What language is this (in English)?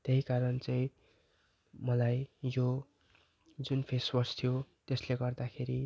Nepali